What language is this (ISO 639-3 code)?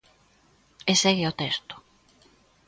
glg